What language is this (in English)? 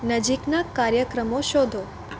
Gujarati